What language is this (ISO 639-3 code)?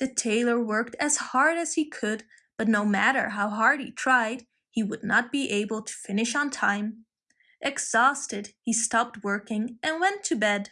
eng